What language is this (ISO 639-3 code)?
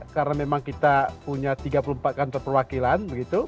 ind